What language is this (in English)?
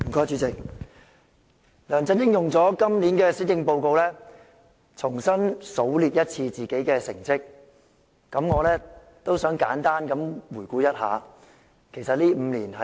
Cantonese